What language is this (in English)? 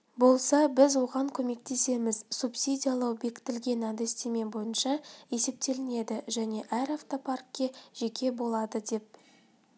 Kazakh